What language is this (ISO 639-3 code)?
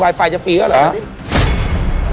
tha